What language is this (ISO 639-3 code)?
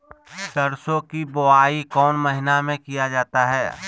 mag